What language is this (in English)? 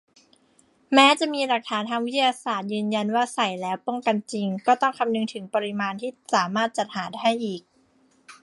Thai